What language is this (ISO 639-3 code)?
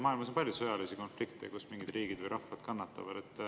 est